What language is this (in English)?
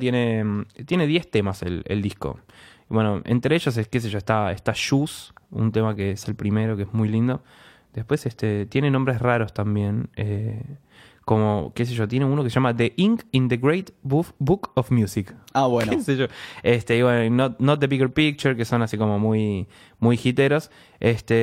Spanish